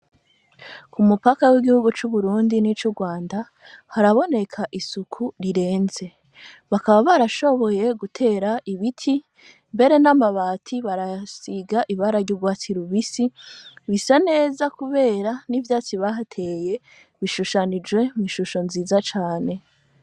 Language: Rundi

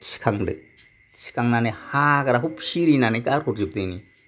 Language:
Bodo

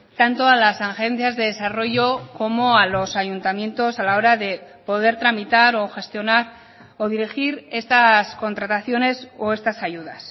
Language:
Spanish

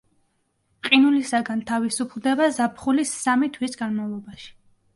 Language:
Georgian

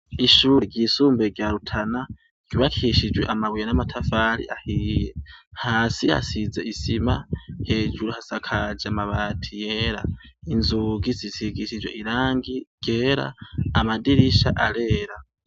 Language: Rundi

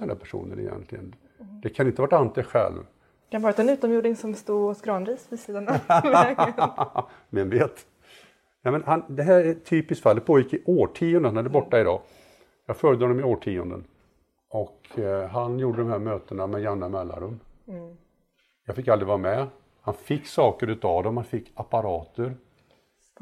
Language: Swedish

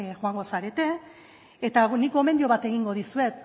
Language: Basque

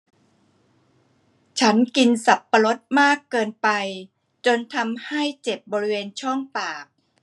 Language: Thai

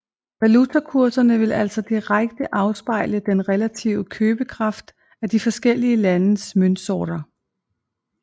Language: Danish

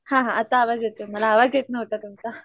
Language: Marathi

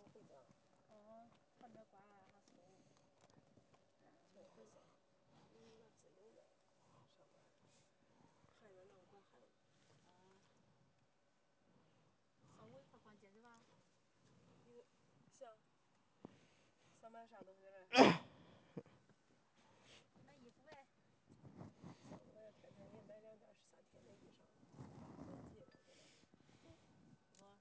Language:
Chinese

